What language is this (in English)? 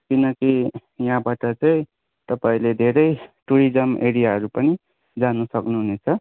Nepali